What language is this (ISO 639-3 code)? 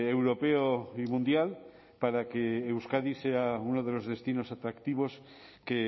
spa